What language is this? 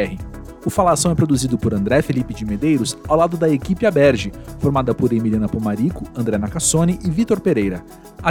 Portuguese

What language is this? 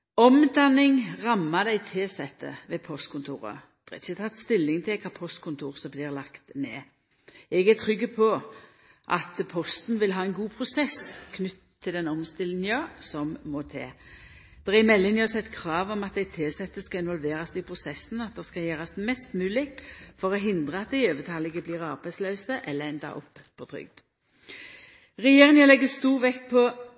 Norwegian Nynorsk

